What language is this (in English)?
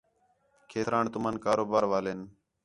Khetrani